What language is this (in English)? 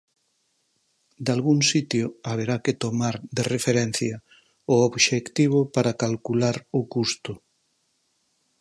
Galician